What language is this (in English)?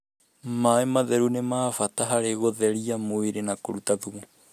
Kikuyu